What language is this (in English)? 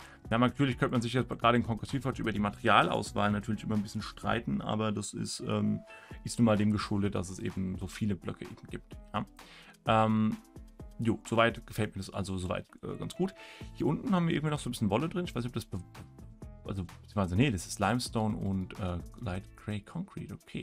German